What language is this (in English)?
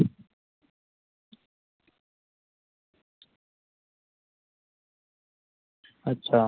Dogri